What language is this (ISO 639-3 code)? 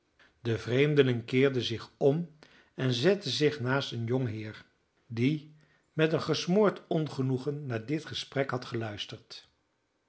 nld